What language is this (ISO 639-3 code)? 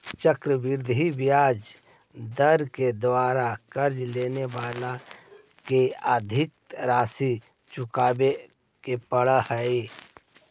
mag